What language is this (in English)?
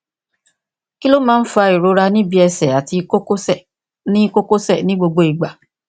Yoruba